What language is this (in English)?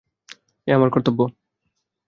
Bangla